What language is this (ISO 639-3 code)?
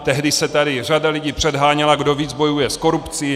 ces